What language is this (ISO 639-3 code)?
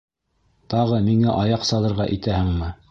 bak